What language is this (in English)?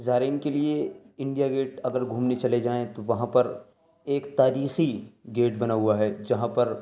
Urdu